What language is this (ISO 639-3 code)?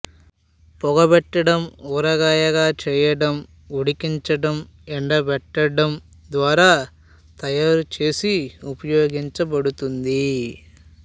tel